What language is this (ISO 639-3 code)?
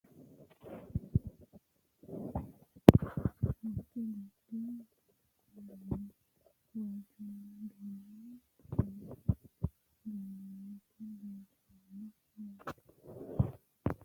sid